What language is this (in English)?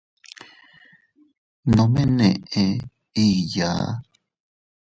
Teutila Cuicatec